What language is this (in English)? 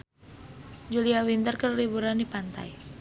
Sundanese